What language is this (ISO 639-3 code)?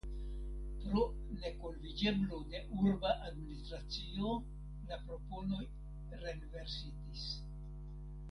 epo